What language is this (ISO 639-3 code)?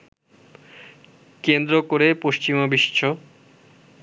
ben